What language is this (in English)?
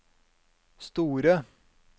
Norwegian